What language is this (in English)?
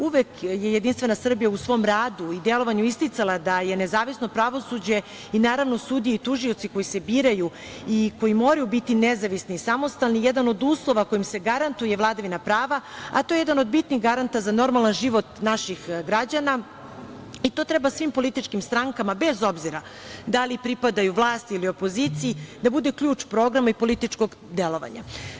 Serbian